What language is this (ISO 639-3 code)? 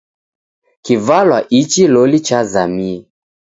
dav